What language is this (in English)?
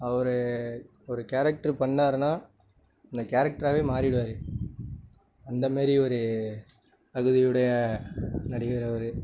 Tamil